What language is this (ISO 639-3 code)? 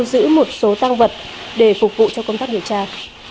vie